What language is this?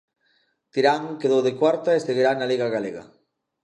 Galician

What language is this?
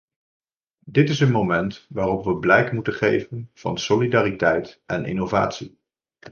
Dutch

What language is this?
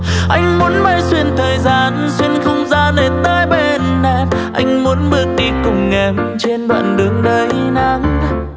Vietnamese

